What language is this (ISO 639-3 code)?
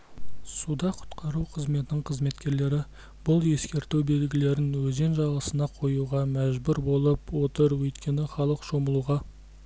kaz